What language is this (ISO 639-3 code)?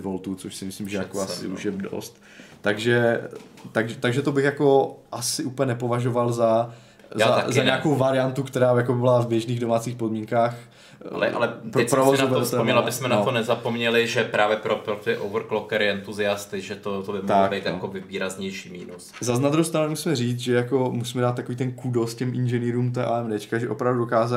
ces